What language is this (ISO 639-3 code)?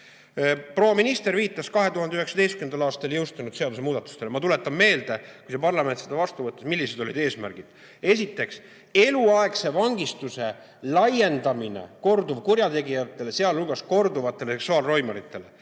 est